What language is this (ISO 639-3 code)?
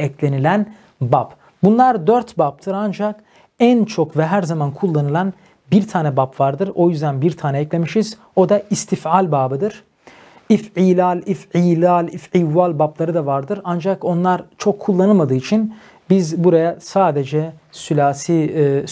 tur